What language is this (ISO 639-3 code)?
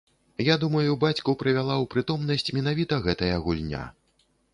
bel